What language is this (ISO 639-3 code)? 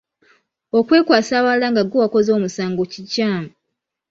lug